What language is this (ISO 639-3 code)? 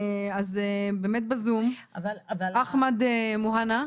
heb